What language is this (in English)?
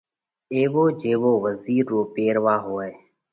Parkari Koli